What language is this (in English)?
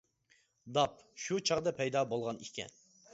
Uyghur